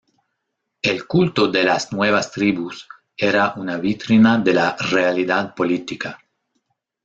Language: Spanish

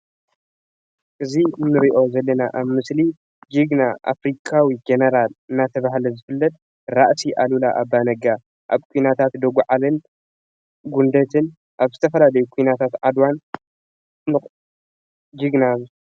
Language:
Tigrinya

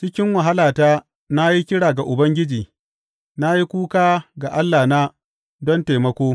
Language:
Hausa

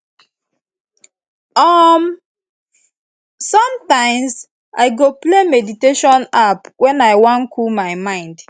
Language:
Nigerian Pidgin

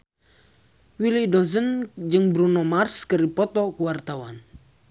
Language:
Sundanese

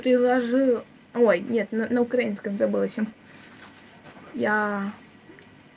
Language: Russian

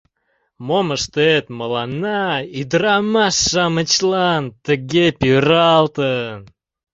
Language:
Mari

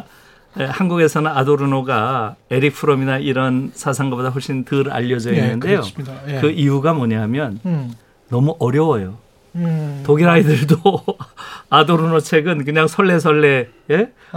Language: Korean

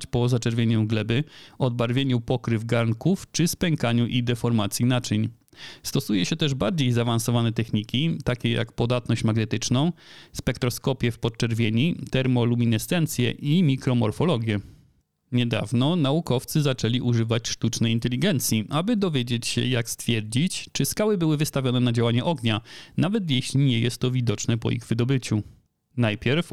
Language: Polish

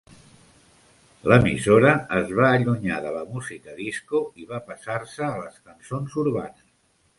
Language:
Catalan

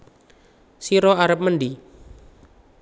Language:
Javanese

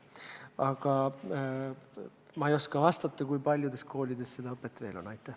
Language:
Estonian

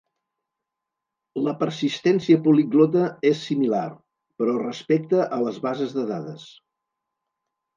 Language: Catalan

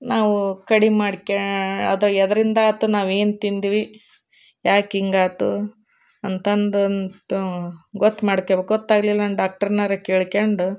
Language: Kannada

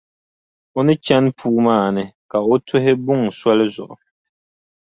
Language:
Dagbani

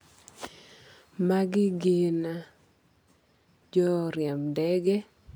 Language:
Luo (Kenya and Tanzania)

